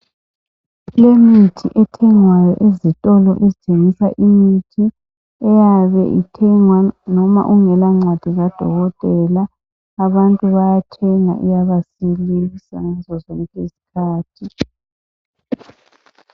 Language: North Ndebele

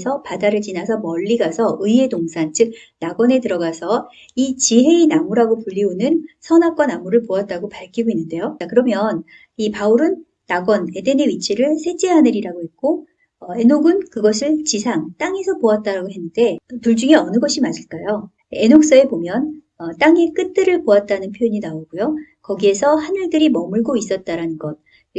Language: Korean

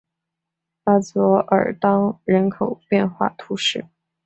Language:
Chinese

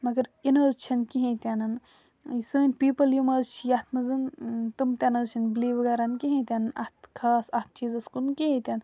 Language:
Kashmiri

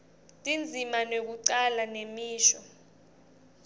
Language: Swati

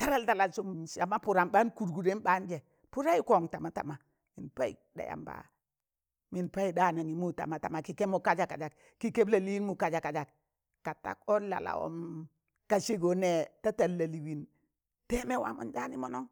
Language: Tangale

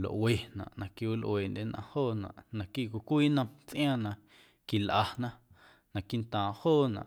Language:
Guerrero Amuzgo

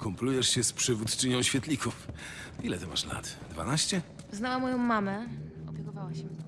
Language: Polish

